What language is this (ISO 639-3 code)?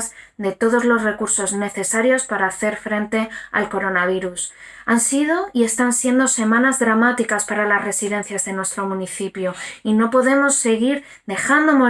spa